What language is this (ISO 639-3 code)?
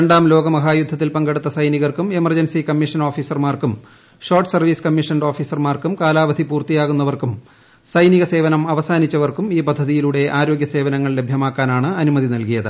mal